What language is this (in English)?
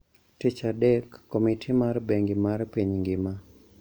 Luo (Kenya and Tanzania)